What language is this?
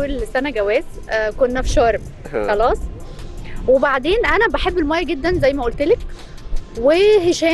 Arabic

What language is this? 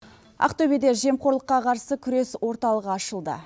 Kazakh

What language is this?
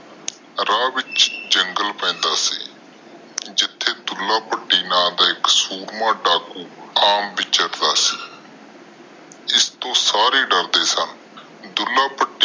Punjabi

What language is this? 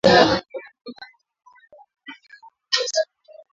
Swahili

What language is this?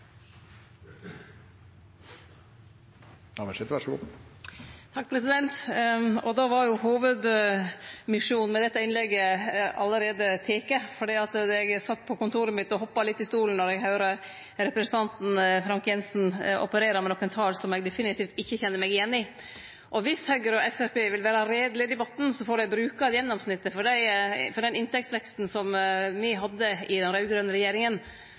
Norwegian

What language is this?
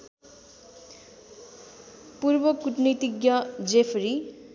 Nepali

